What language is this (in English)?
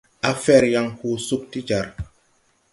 Tupuri